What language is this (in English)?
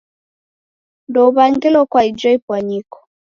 Taita